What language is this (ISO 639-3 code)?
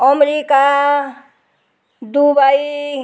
nep